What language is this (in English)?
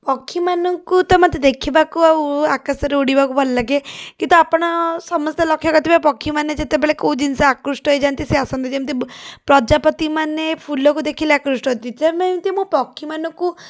Odia